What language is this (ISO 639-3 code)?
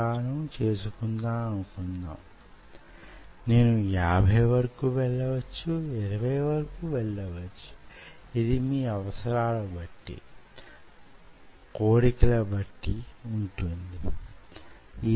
tel